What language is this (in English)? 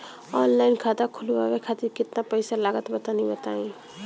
Bhojpuri